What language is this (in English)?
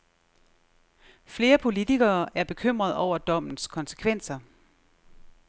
Danish